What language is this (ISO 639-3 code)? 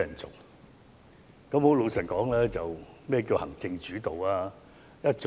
yue